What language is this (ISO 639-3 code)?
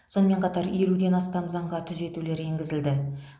kaz